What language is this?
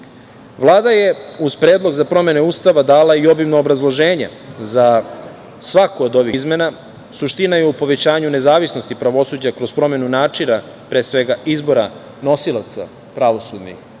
Serbian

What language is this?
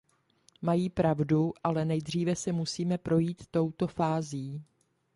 Czech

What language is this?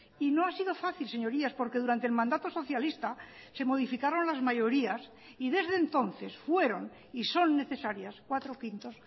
Spanish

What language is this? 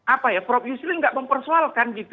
Indonesian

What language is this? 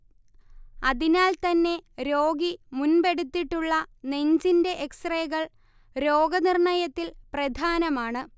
Malayalam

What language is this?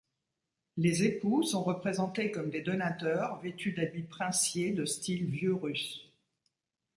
French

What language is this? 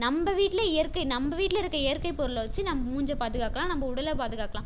Tamil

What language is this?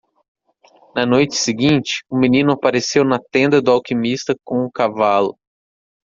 Portuguese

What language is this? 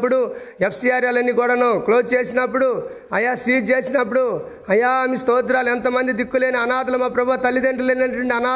Telugu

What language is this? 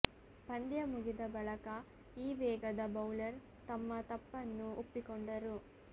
Kannada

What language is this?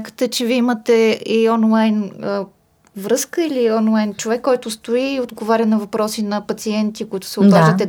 Bulgarian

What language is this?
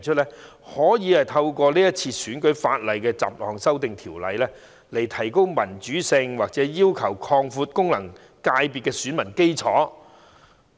Cantonese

